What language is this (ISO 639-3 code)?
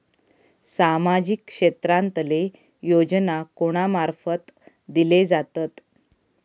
mar